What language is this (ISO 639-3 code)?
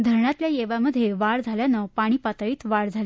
mar